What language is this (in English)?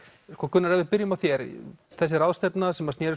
Icelandic